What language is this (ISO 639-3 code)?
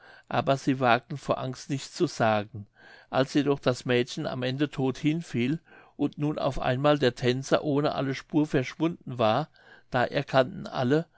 deu